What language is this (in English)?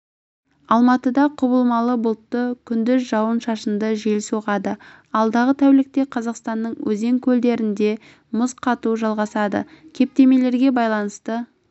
Kazakh